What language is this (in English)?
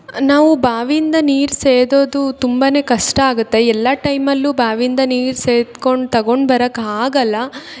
Kannada